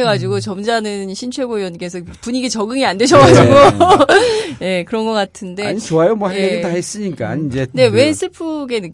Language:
Korean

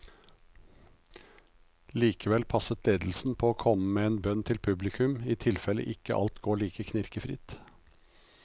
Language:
Norwegian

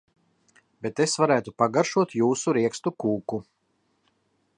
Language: Latvian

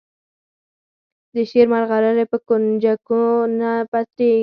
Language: Pashto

